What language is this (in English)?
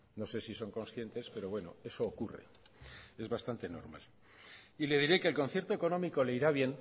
Spanish